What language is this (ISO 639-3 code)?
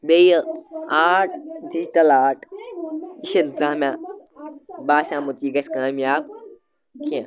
kas